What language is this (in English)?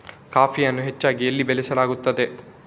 Kannada